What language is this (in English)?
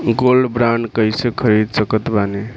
Bhojpuri